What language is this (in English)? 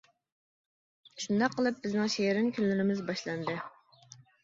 Uyghur